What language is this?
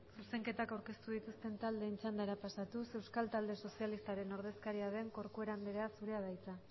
Basque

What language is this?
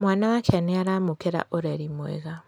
Kikuyu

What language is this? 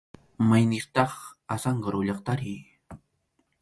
Arequipa-La Unión Quechua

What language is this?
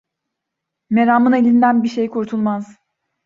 Turkish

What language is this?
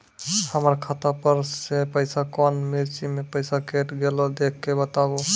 Maithili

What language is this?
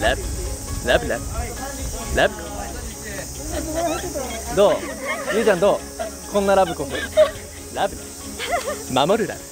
Japanese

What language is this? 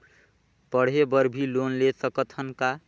Chhattisgarhi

